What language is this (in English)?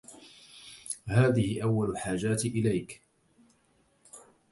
Arabic